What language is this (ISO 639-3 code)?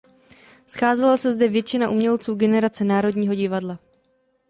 ces